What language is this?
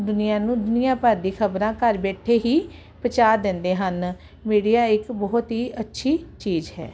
Punjabi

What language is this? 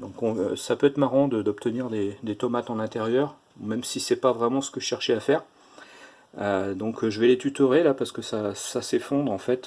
French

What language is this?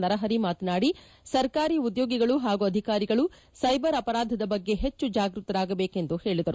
Kannada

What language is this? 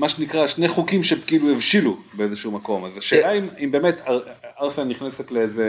Hebrew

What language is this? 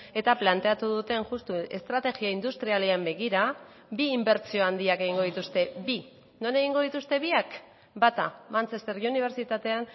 Basque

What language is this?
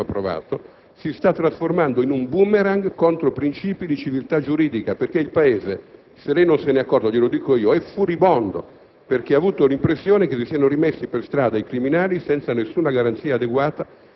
Italian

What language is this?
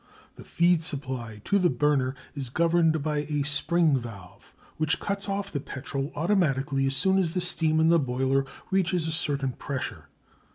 English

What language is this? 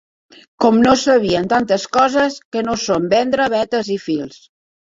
Catalan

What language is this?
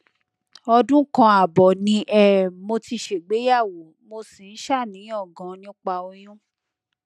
Yoruba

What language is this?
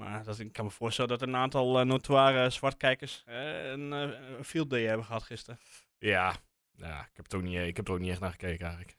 Dutch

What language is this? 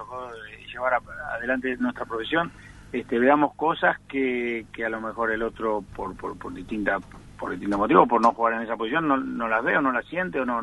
Spanish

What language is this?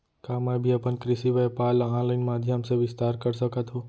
Chhattisgarhi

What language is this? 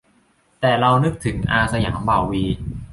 Thai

